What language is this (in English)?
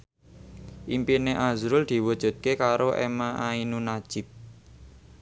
Javanese